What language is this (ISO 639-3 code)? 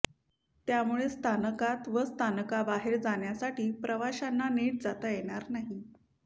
mar